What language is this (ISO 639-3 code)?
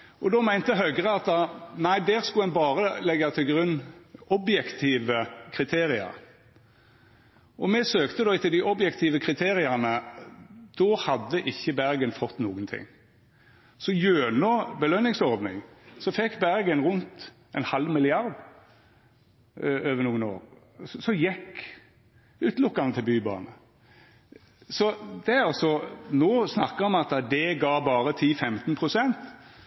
nno